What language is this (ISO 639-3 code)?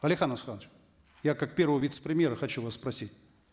kaz